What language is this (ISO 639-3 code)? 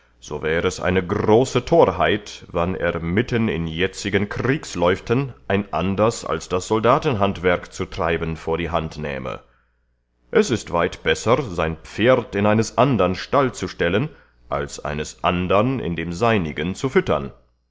deu